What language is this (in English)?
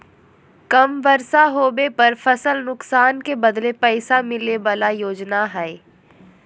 Magahi